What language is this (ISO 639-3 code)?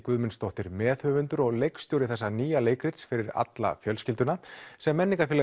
isl